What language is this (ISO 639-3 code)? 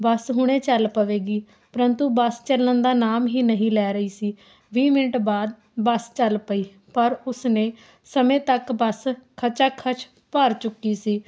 pan